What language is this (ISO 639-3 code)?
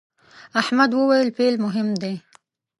pus